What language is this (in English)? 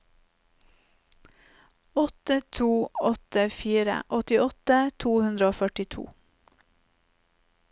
Norwegian